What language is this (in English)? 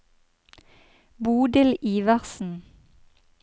Norwegian